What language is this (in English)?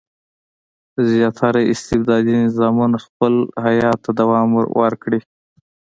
Pashto